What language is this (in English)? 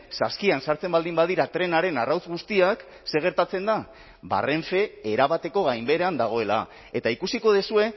Basque